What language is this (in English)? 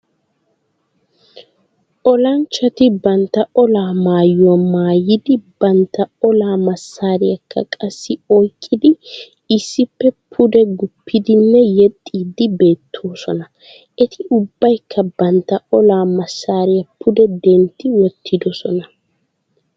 Wolaytta